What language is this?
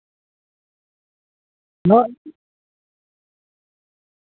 Santali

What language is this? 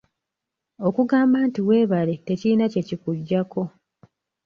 Ganda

